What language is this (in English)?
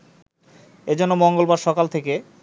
Bangla